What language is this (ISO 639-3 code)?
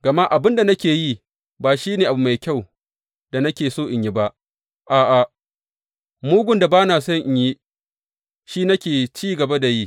hau